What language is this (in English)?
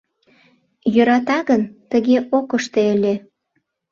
Mari